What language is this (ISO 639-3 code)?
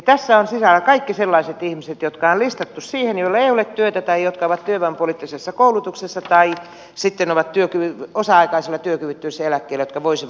fin